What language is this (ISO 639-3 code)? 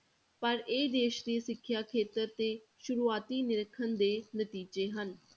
pan